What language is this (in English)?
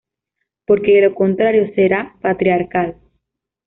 Spanish